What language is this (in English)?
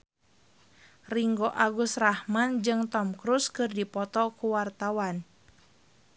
Sundanese